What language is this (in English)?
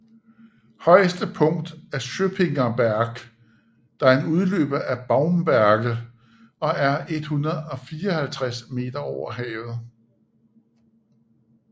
Danish